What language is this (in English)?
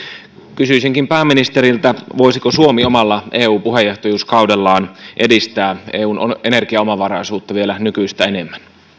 Finnish